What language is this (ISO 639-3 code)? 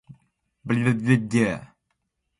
fue